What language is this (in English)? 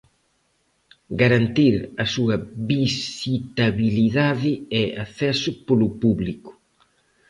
Galician